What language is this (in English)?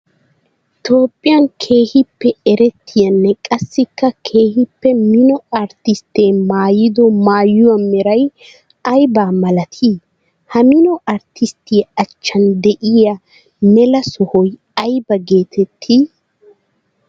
Wolaytta